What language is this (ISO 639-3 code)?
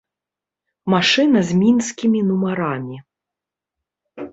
bel